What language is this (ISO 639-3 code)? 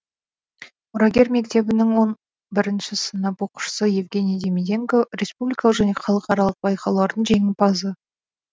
kaz